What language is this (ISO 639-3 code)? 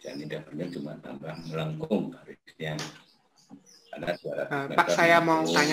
ind